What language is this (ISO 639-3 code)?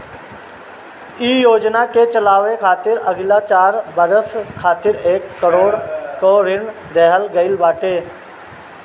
bho